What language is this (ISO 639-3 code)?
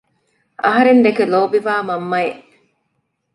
div